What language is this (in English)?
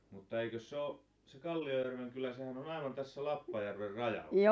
Finnish